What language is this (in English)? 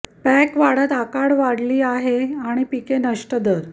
Marathi